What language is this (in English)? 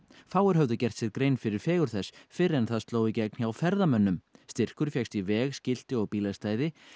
Icelandic